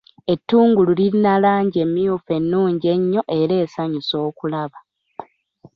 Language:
Ganda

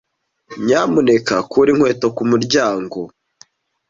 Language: Kinyarwanda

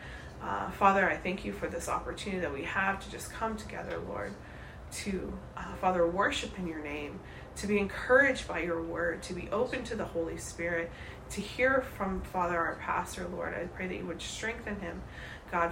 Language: English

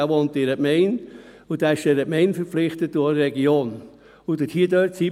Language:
Swiss German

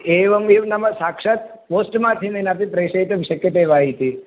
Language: Sanskrit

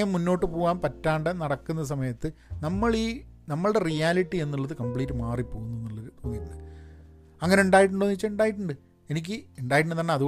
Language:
Malayalam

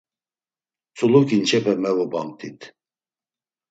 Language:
Laz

